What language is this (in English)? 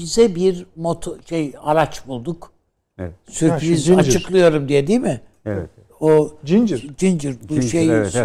Turkish